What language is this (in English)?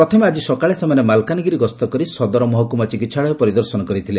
Odia